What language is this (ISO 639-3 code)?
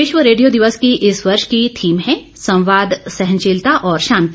hin